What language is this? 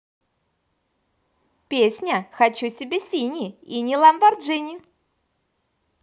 Russian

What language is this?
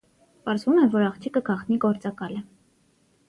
Armenian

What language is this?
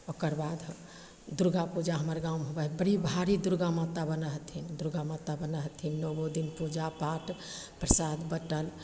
Maithili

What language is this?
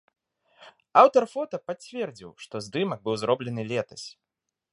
Belarusian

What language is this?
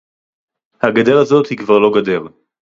Hebrew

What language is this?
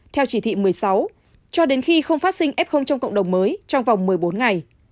Vietnamese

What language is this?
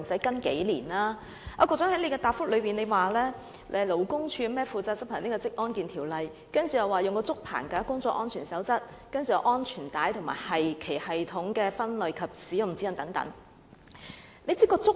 Cantonese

